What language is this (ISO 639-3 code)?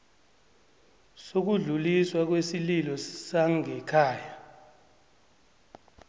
nbl